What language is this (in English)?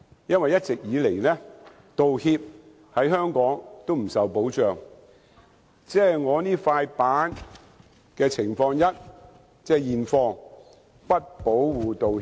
Cantonese